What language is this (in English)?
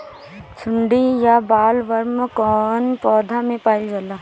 Bhojpuri